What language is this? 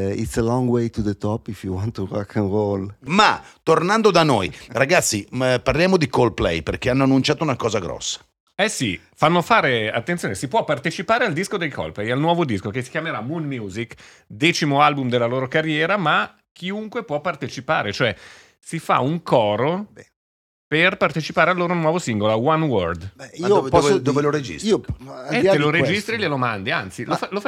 Italian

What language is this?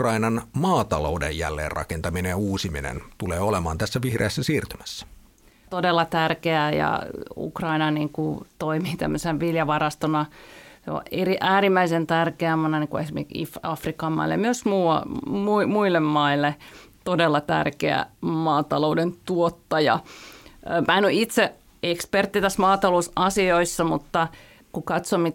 Finnish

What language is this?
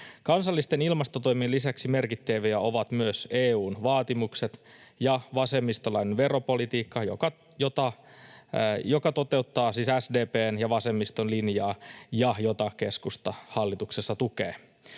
Finnish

